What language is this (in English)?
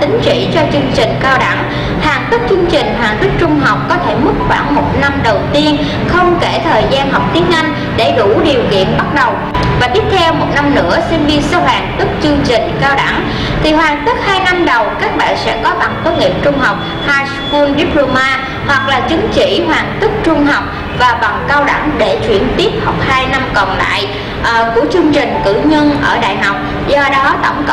Vietnamese